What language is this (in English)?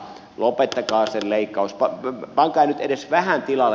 Finnish